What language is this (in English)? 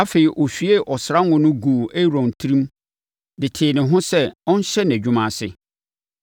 Akan